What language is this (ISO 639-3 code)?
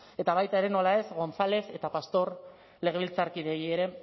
eus